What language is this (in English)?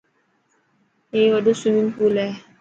Dhatki